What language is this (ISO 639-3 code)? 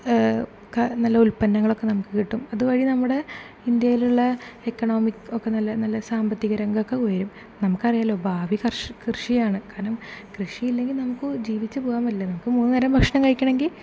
mal